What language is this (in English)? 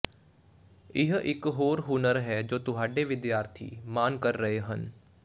Punjabi